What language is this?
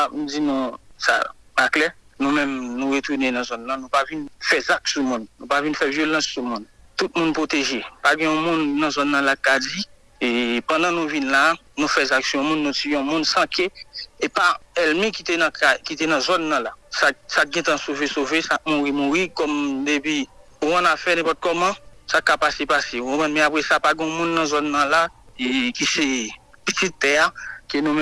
French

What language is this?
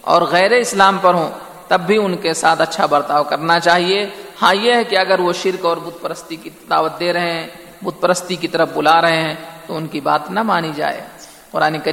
Urdu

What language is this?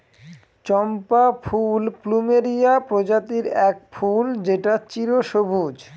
Bangla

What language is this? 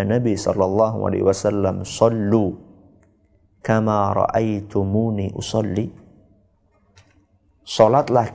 Indonesian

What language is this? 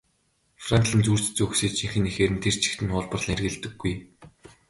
Mongolian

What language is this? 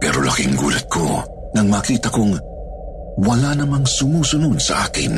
Filipino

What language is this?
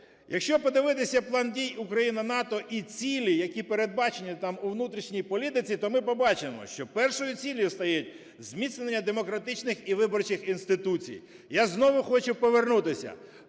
Ukrainian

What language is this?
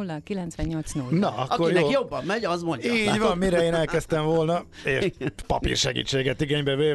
Hungarian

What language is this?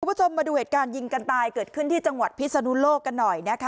Thai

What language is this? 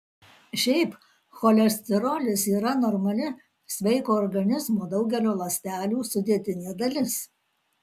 Lithuanian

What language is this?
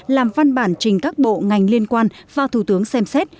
Vietnamese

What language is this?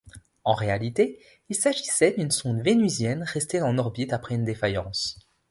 French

